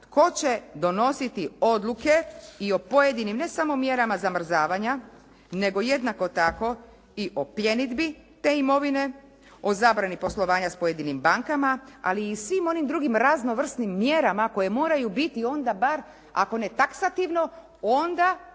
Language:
Croatian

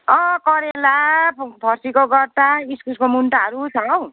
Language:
Nepali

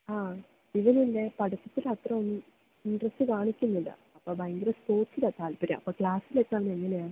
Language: Malayalam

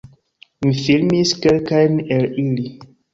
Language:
Esperanto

